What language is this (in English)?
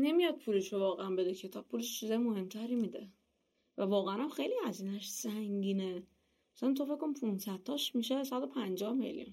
Persian